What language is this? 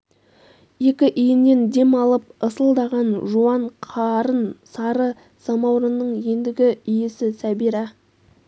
Kazakh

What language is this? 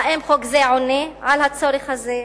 Hebrew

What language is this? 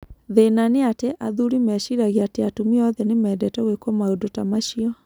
Kikuyu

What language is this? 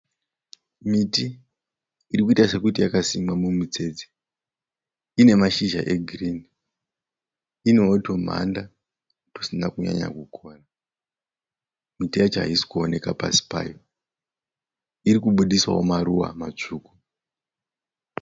Shona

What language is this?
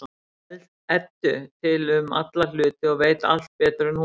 Icelandic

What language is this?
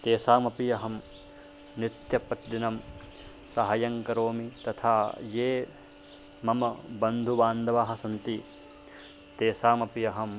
Sanskrit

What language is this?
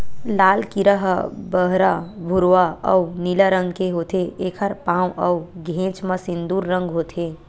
Chhattisgarhi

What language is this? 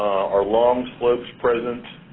English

